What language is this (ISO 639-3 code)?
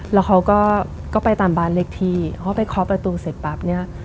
tha